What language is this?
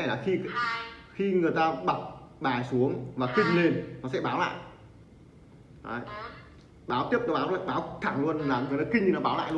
Vietnamese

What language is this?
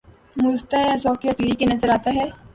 Urdu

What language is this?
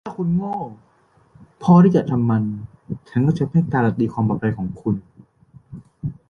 Thai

